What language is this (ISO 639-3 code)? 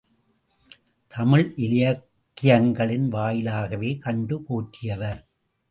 tam